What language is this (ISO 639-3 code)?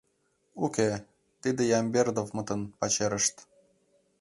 chm